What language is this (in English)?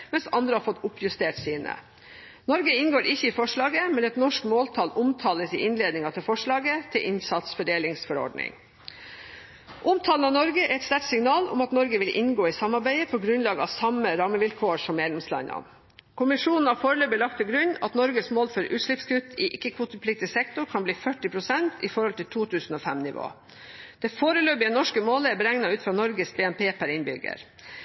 Norwegian Bokmål